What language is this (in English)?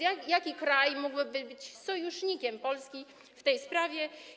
Polish